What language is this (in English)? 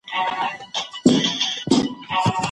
Pashto